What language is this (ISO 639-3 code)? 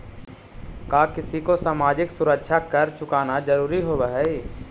mag